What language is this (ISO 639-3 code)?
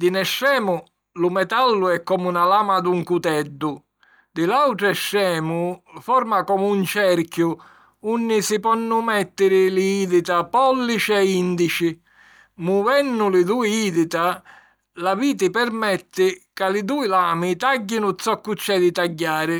scn